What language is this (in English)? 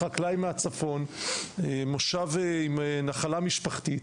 Hebrew